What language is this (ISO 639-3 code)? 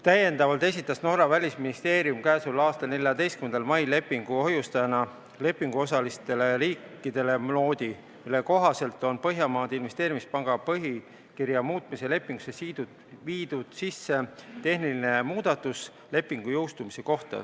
est